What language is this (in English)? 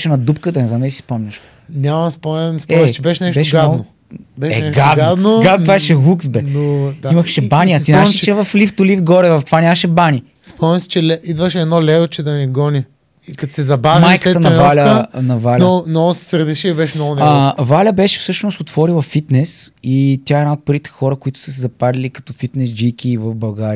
Bulgarian